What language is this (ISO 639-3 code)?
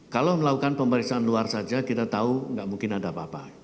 ind